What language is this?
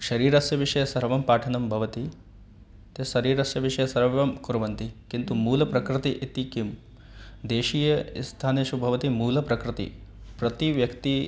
Sanskrit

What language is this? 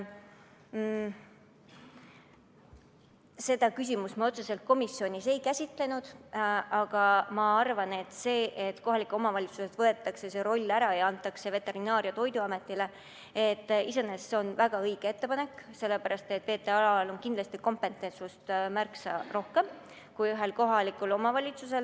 Estonian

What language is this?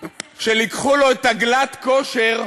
Hebrew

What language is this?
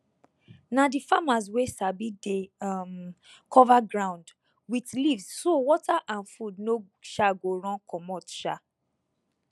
Nigerian Pidgin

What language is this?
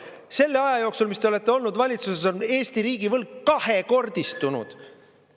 Estonian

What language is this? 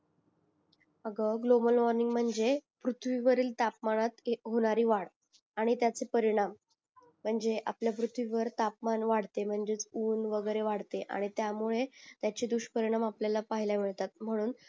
Marathi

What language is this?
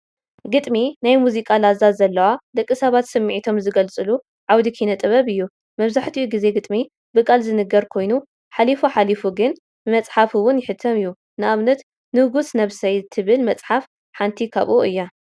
Tigrinya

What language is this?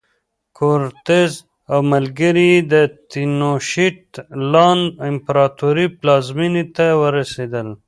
Pashto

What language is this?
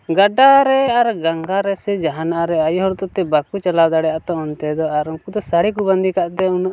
Santali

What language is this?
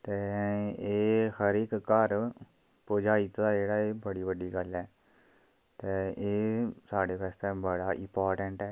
Dogri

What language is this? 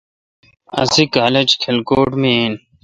Kalkoti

